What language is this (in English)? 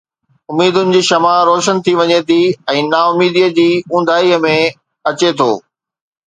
Sindhi